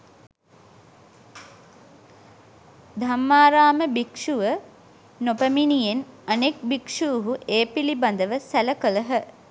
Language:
Sinhala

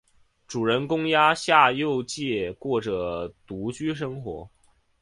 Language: Chinese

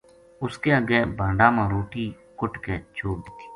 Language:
Gujari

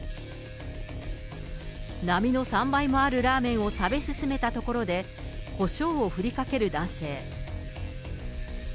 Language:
Japanese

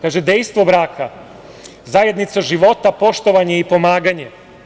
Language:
Serbian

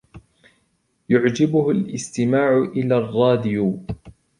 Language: Arabic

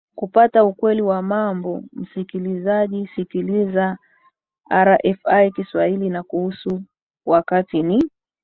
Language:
Swahili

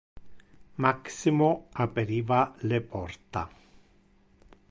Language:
Interlingua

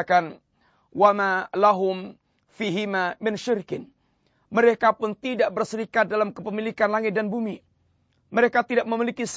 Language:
Malay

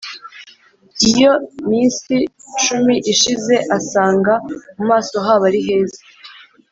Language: Kinyarwanda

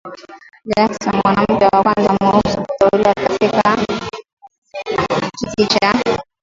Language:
Swahili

